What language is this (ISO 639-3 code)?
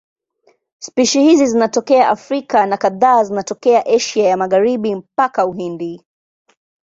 swa